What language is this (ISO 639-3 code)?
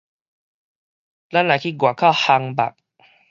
nan